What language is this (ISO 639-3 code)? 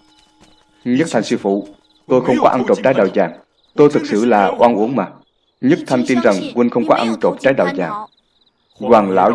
vie